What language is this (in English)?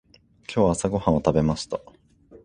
Japanese